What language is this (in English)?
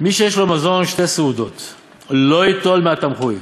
Hebrew